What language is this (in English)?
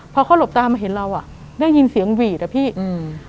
Thai